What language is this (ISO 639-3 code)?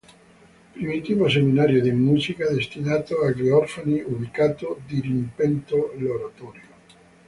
ita